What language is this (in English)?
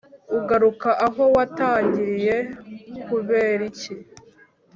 Kinyarwanda